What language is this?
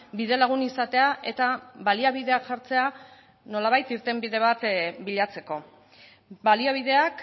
Basque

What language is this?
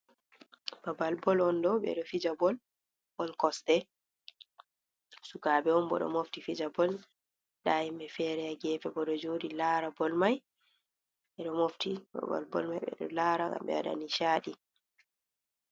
Fula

